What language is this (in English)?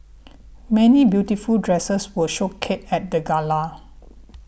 English